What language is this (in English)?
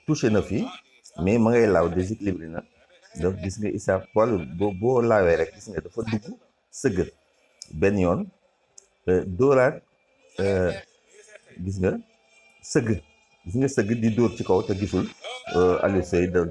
Indonesian